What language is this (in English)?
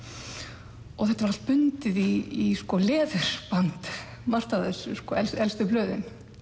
Icelandic